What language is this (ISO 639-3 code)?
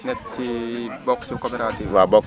wol